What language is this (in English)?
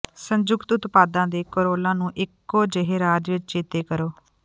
Punjabi